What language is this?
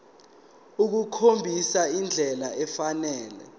Zulu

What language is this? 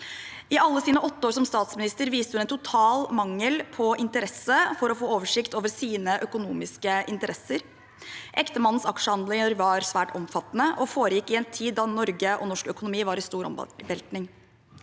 Norwegian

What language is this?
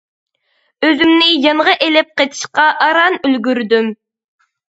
Uyghur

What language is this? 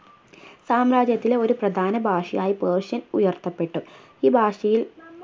Malayalam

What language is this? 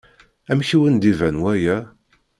Kabyle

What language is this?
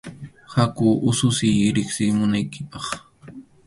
Arequipa-La Unión Quechua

